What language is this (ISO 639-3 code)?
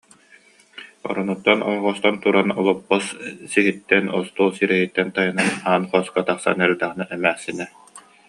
sah